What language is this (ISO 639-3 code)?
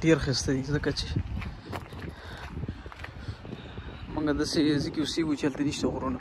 ara